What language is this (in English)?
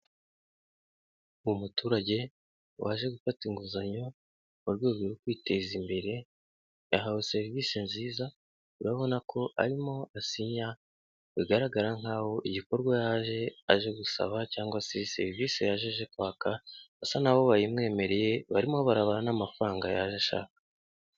Kinyarwanda